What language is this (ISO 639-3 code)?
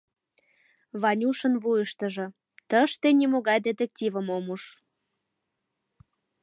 chm